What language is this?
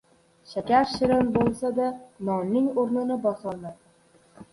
Uzbek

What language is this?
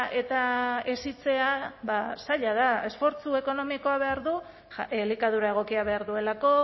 Basque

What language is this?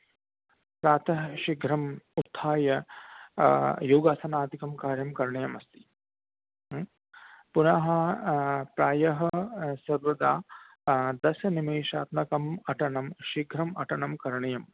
Sanskrit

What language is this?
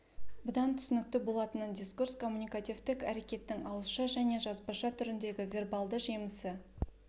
Kazakh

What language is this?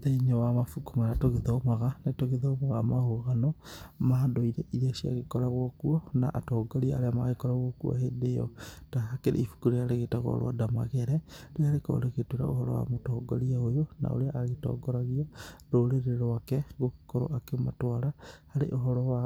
Kikuyu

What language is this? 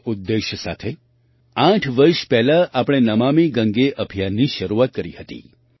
Gujarati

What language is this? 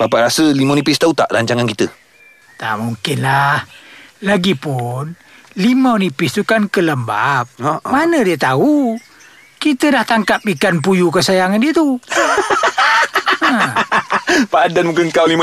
Malay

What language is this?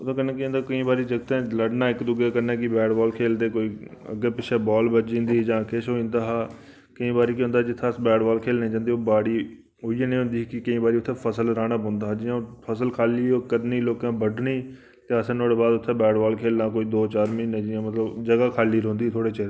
Dogri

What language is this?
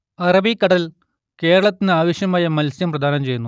Malayalam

